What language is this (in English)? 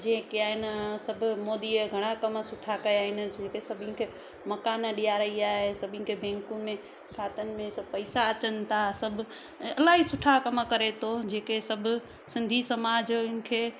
Sindhi